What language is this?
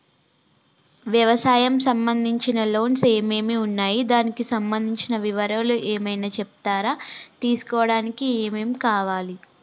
Telugu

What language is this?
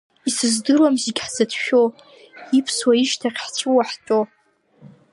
Abkhazian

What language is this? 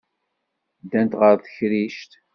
Kabyle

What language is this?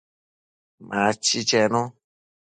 Matsés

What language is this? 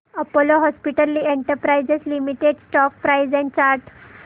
Marathi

